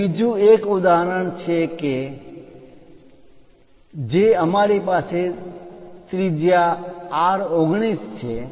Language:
Gujarati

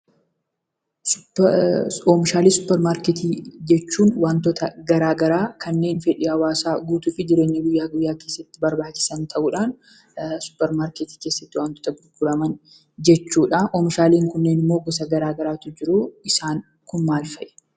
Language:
Oromo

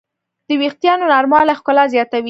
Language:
Pashto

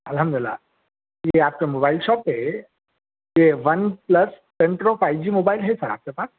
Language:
Urdu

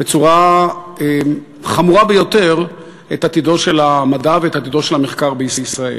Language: Hebrew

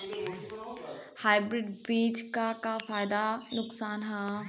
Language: Bhojpuri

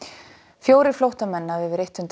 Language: Icelandic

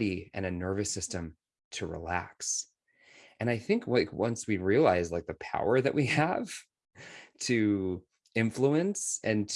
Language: English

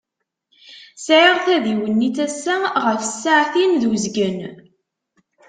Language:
Kabyle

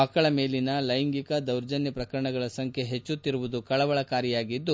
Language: Kannada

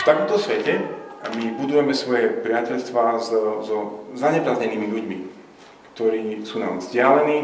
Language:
Slovak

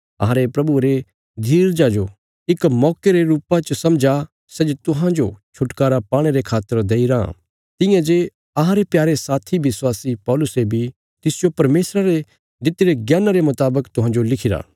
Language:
Bilaspuri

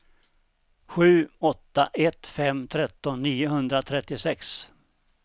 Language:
Swedish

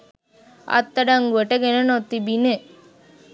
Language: Sinhala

